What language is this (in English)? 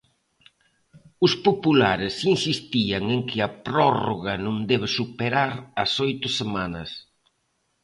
Galician